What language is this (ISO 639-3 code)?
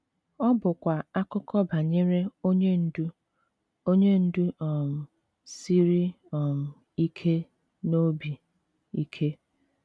ibo